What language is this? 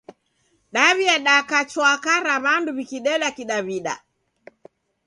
Taita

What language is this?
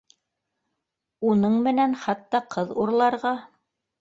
Bashkir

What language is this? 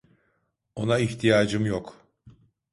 Turkish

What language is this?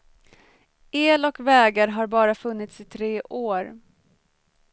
Swedish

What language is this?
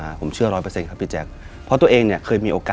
Thai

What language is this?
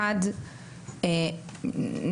Hebrew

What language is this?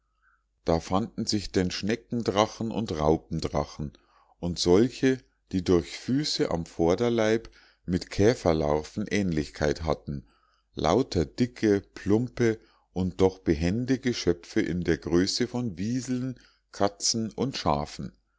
German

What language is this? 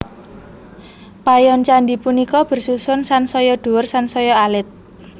Javanese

